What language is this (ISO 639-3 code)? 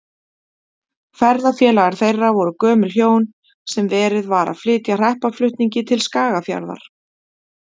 isl